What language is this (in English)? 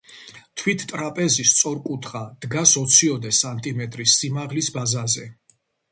Georgian